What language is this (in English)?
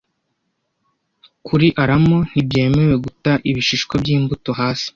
Kinyarwanda